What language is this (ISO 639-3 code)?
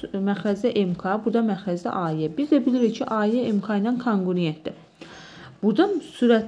tur